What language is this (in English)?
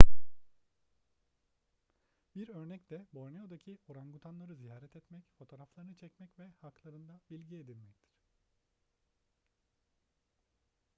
Turkish